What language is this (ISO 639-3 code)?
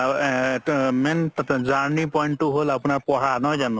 asm